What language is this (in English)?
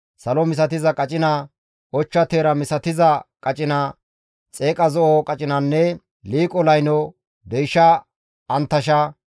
Gamo